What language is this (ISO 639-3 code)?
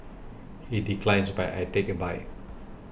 eng